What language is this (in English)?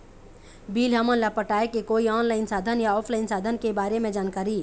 Chhattisgarhi